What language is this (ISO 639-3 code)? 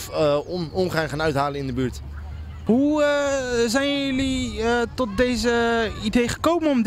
nld